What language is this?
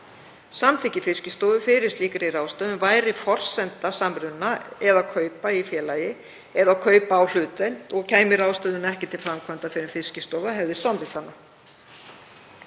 Icelandic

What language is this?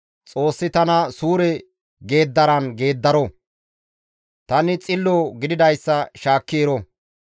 Gamo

